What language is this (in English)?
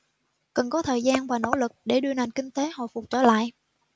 Vietnamese